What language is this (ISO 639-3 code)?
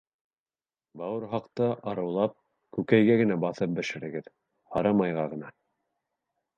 bak